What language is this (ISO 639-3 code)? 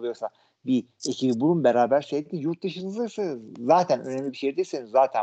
tur